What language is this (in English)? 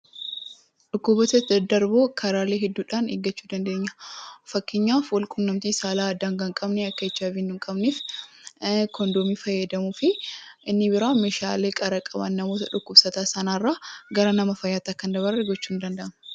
Oromo